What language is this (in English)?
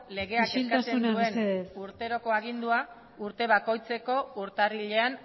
Basque